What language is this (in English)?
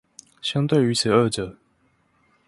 Chinese